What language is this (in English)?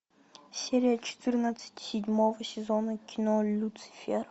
Russian